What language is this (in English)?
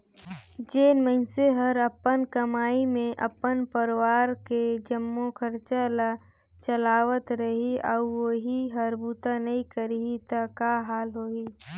Chhattisgarhi